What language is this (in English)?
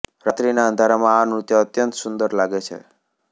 Gujarati